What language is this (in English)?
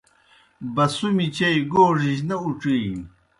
Kohistani Shina